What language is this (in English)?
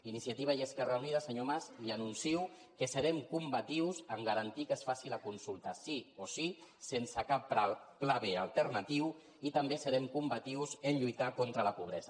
Catalan